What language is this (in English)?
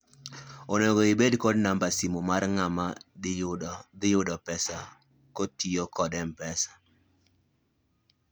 Luo (Kenya and Tanzania)